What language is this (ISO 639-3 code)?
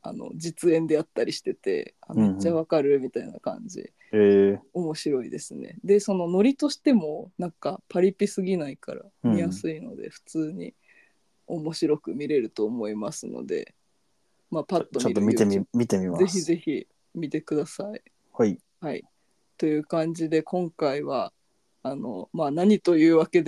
jpn